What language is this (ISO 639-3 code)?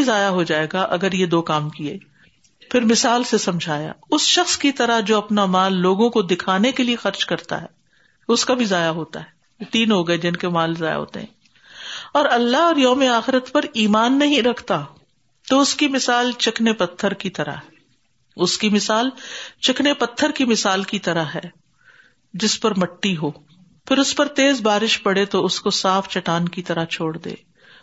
urd